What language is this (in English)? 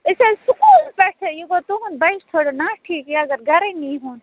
Kashmiri